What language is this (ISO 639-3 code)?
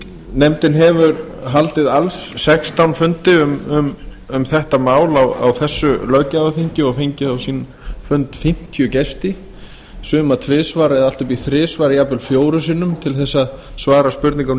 isl